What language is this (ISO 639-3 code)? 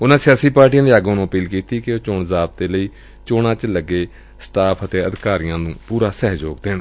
pan